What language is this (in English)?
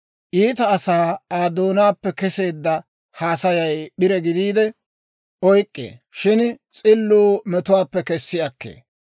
Dawro